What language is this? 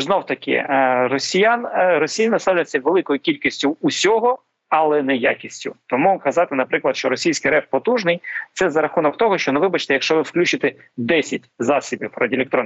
Ukrainian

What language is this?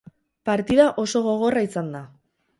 Basque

